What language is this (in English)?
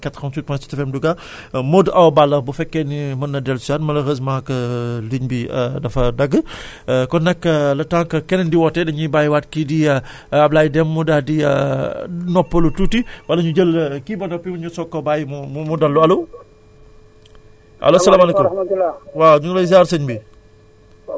Wolof